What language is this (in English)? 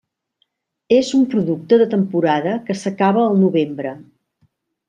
Catalan